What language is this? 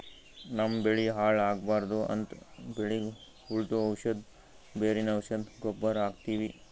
Kannada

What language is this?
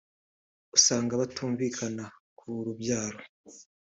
Kinyarwanda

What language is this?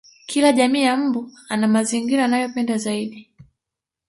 Swahili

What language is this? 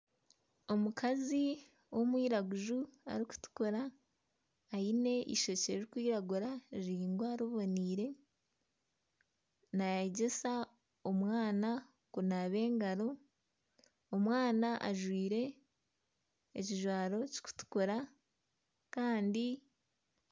Nyankole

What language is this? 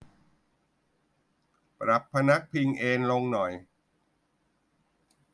Thai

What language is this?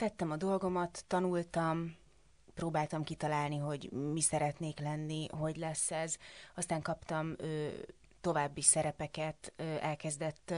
Hungarian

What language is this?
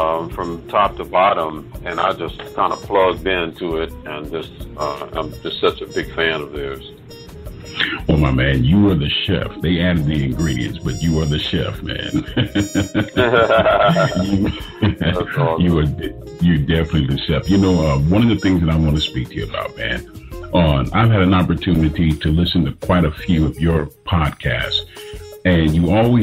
English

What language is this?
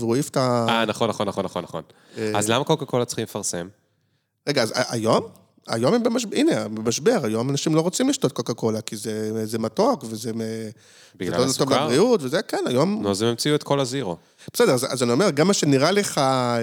Hebrew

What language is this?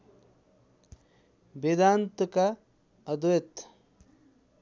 Nepali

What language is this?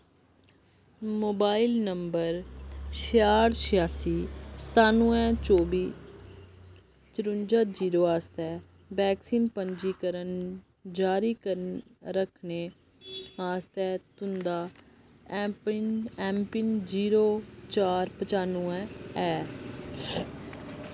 Dogri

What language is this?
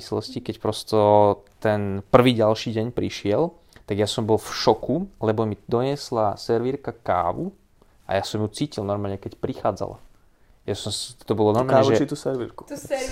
Slovak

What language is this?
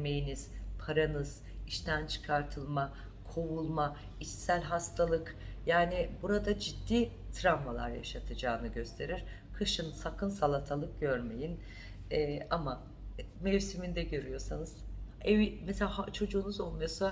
Turkish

